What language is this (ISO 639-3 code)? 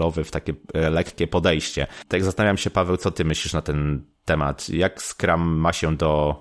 pol